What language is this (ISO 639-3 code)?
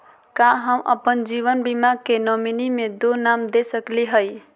mag